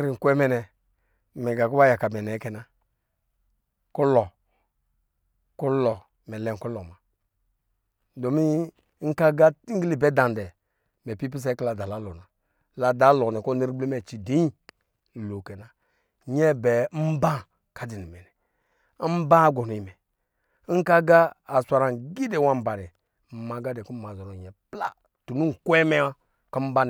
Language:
Lijili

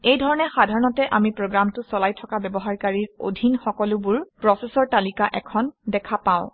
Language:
Assamese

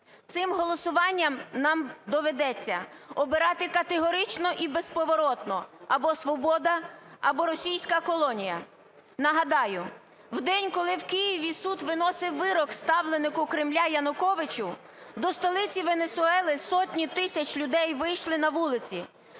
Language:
Ukrainian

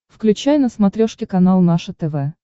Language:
Russian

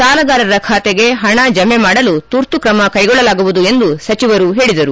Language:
Kannada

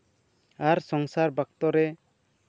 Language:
Santali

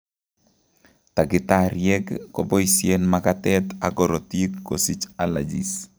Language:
Kalenjin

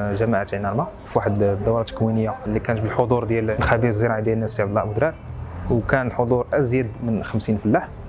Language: Arabic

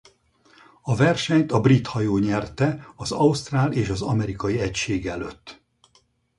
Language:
Hungarian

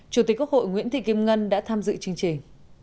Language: Vietnamese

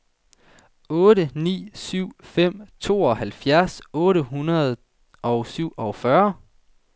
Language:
Danish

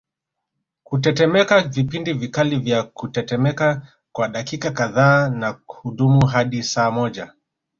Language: Swahili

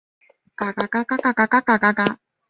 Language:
Chinese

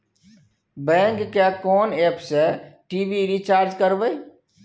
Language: Maithili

